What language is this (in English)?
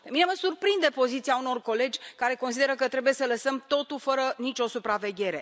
Romanian